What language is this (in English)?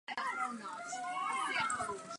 Slovenian